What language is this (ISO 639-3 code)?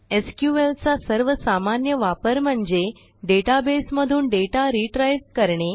mar